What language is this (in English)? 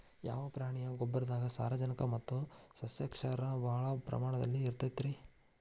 Kannada